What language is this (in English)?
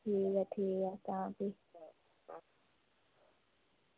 Dogri